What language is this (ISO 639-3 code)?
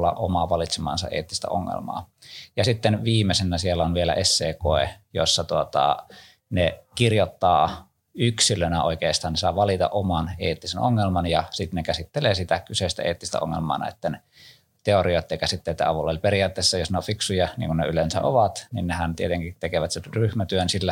fin